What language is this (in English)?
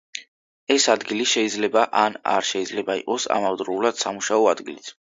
Georgian